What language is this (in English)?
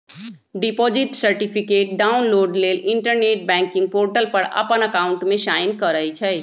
Magahi